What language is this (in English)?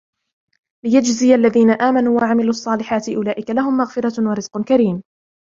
Arabic